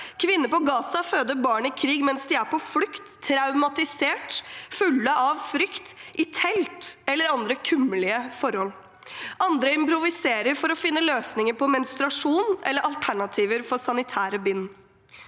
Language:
Norwegian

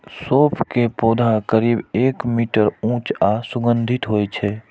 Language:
Maithili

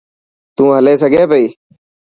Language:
Dhatki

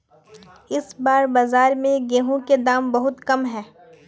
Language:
Magahi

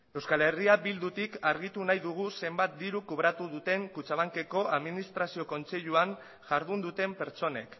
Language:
Basque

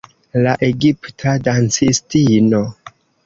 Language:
Esperanto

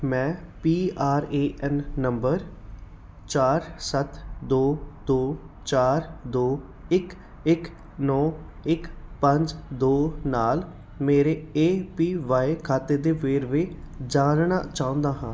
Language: Punjabi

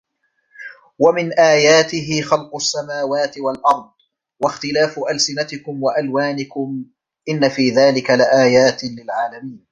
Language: Arabic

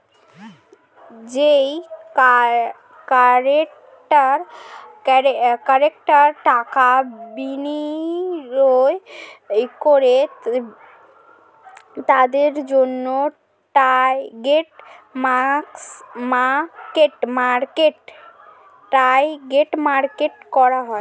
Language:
Bangla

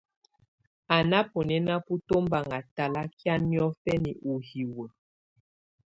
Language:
Tunen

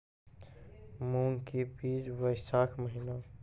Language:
Maithili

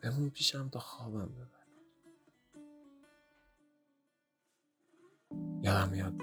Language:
Persian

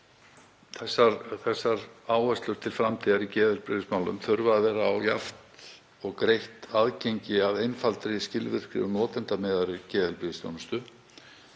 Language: Icelandic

